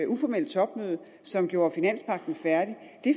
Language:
Danish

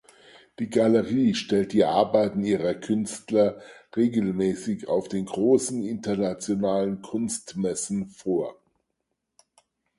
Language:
German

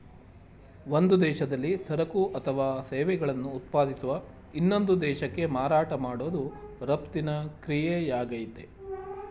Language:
Kannada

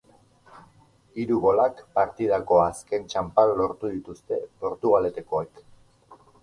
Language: Basque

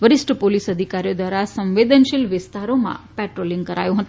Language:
Gujarati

